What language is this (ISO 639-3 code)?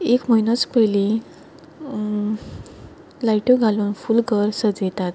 kok